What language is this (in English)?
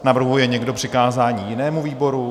Czech